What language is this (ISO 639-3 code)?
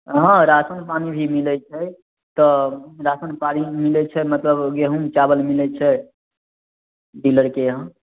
mai